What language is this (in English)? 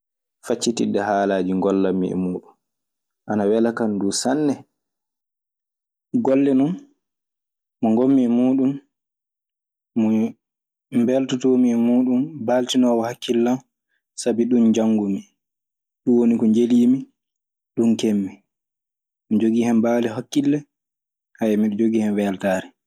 Maasina Fulfulde